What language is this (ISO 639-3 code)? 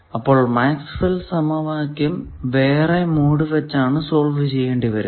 mal